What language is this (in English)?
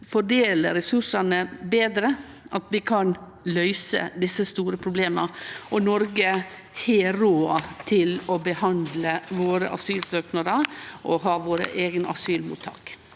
Norwegian